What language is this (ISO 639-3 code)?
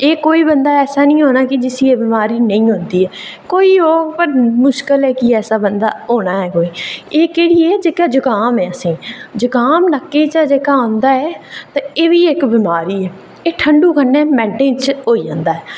doi